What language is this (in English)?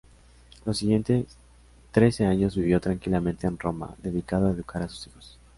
Spanish